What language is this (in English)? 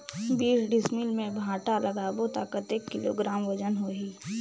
Chhattisgarhi